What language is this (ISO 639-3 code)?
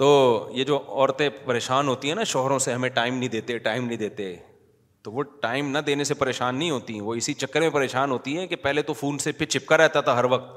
urd